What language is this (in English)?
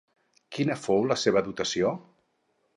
Catalan